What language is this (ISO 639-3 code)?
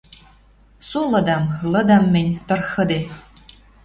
mrj